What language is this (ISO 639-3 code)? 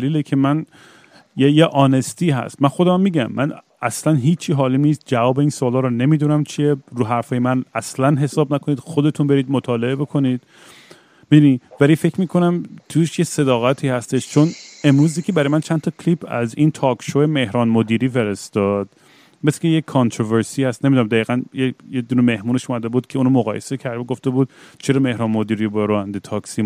fas